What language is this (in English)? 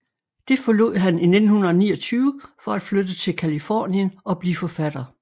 Danish